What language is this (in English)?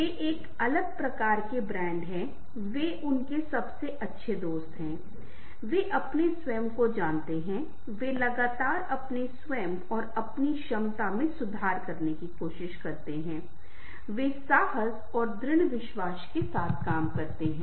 Hindi